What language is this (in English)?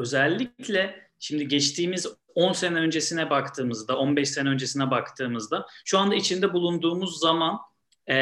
Turkish